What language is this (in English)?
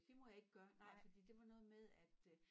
Danish